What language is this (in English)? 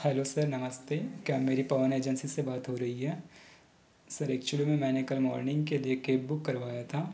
Hindi